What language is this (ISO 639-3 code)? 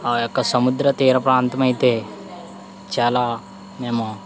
tel